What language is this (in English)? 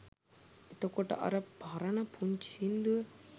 Sinhala